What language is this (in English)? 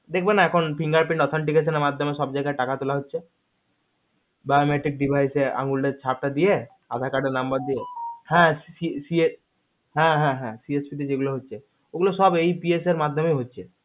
Bangla